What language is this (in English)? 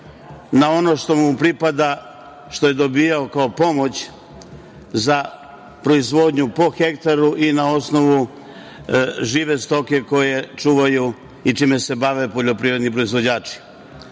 Serbian